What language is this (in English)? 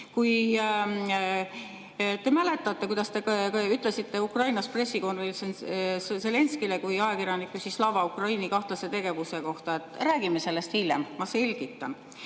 Estonian